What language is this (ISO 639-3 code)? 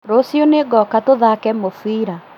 kik